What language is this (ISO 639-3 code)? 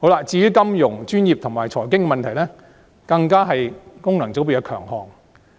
yue